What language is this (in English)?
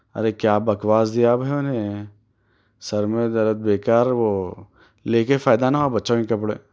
Urdu